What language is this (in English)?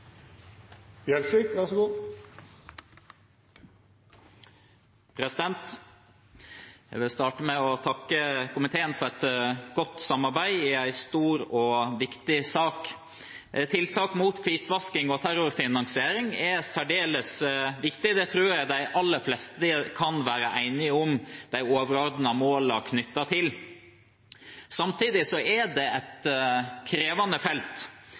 Norwegian